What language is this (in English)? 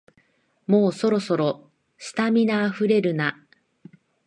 Japanese